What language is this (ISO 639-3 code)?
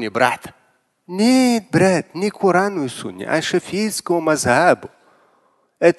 rus